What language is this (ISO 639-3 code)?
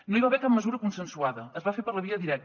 cat